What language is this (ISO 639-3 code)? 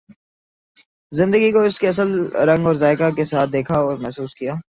urd